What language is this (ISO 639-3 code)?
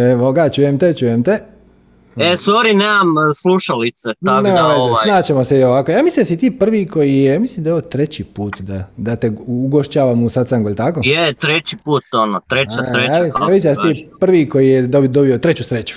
hrv